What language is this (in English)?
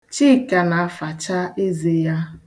Igbo